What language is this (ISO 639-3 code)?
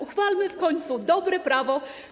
pol